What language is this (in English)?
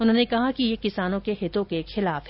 Hindi